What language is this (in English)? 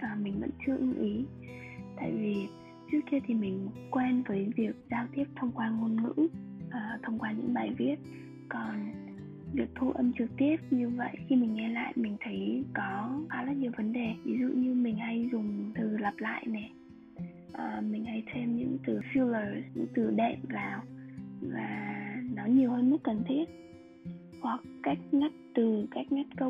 Vietnamese